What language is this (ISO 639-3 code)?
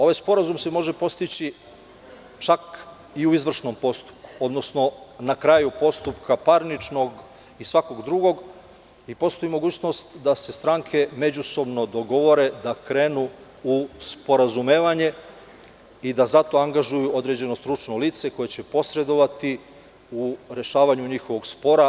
srp